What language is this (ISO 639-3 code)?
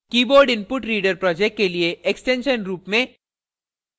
hin